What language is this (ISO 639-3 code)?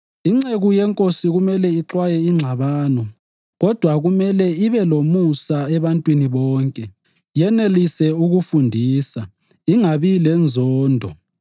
nde